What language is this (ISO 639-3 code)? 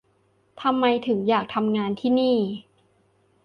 tha